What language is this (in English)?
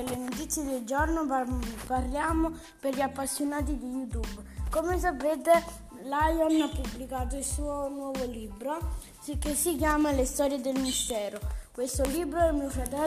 Italian